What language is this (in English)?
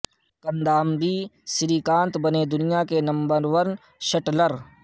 Urdu